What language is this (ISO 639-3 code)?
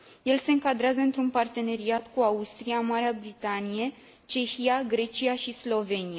ron